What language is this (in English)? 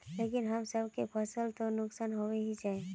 Magahi